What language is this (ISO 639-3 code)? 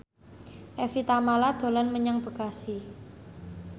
jav